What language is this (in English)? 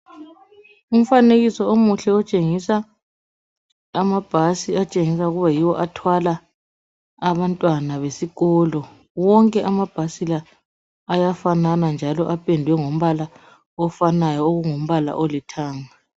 North Ndebele